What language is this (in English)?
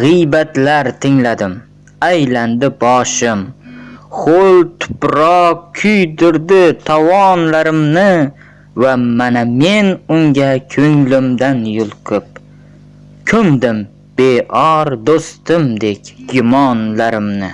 Turkish